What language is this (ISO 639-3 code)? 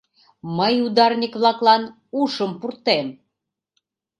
chm